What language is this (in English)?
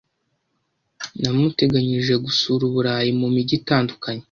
Kinyarwanda